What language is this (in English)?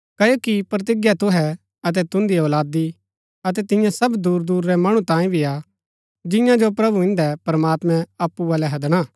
Gaddi